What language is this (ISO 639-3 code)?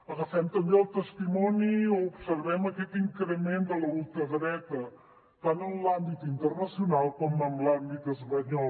cat